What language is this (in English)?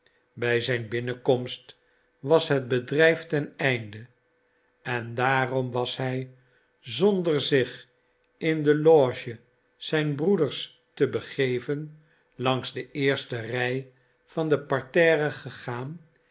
Dutch